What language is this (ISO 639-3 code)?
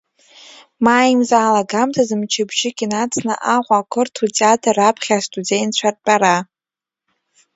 abk